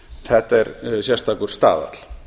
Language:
Icelandic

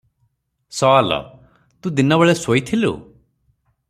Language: Odia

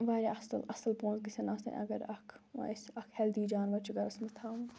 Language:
Kashmiri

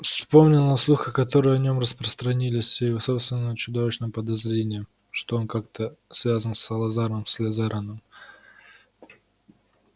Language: Russian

